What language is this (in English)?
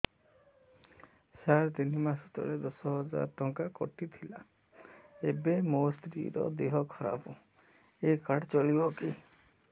Odia